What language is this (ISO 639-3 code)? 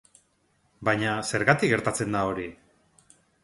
eus